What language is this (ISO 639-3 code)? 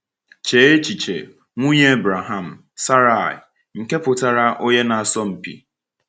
ibo